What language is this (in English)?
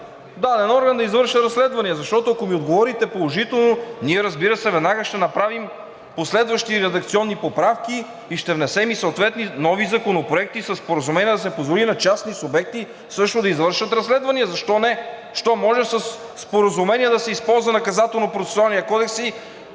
Bulgarian